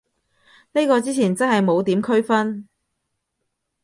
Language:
Cantonese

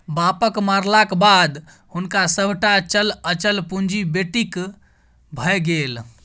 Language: Maithili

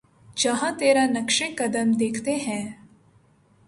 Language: Urdu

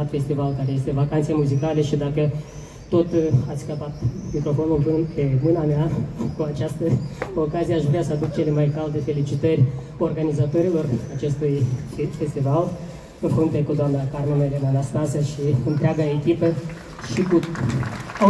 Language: Romanian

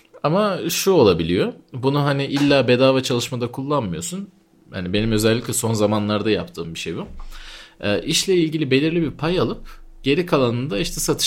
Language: Turkish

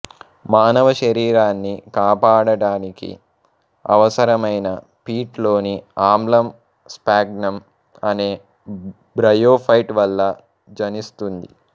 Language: Telugu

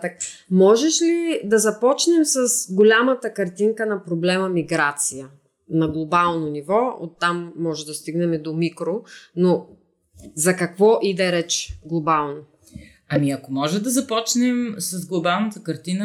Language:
Bulgarian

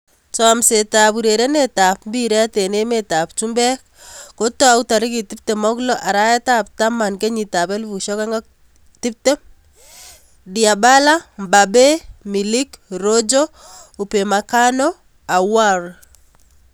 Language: Kalenjin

